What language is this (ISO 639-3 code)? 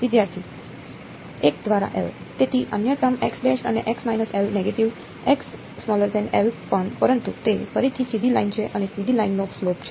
guj